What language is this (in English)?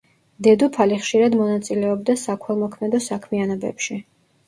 Georgian